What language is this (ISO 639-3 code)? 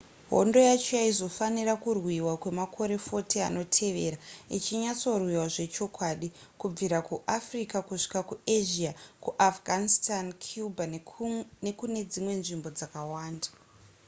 sna